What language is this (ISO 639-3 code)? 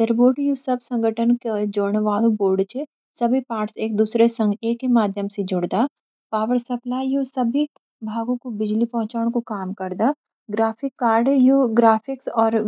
gbm